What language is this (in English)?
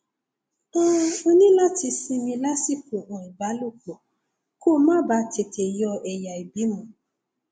Yoruba